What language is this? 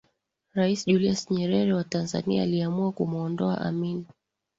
Swahili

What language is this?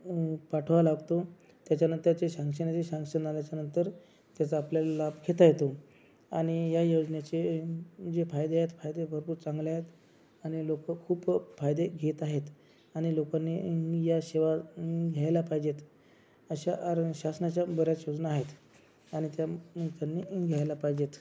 Marathi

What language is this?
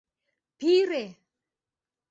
Mari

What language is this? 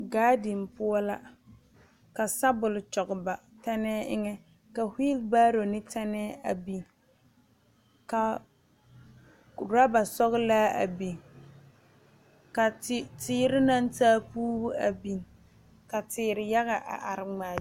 Southern Dagaare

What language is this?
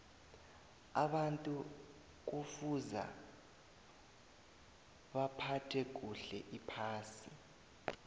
South Ndebele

